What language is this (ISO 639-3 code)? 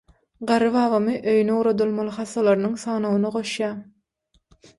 tuk